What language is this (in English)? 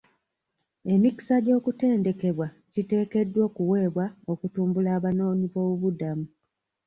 Ganda